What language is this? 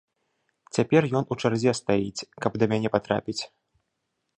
Belarusian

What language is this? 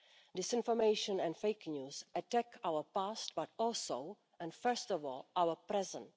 English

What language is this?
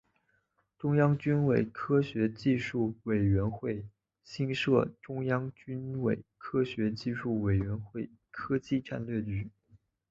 Chinese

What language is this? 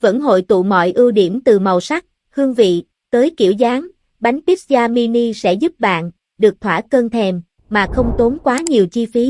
Vietnamese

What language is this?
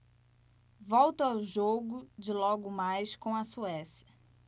Portuguese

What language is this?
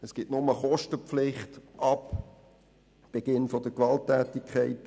Swiss German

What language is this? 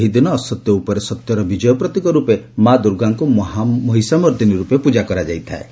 Odia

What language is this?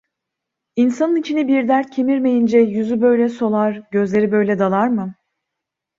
Turkish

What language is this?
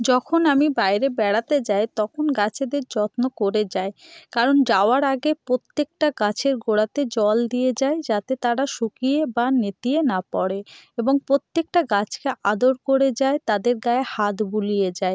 Bangla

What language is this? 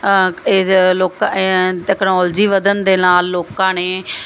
Punjabi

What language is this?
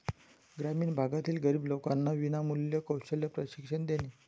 Marathi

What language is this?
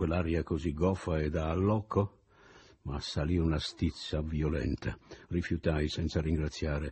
Italian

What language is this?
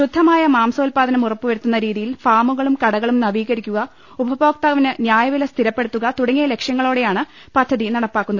Malayalam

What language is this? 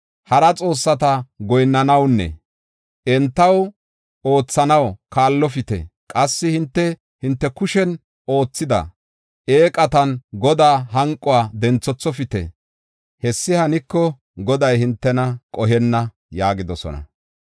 Gofa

